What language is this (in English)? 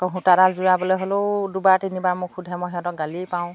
Assamese